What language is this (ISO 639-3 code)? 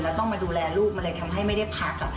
tha